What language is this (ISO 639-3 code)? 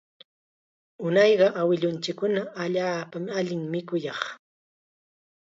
qxa